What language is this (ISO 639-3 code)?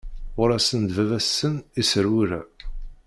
kab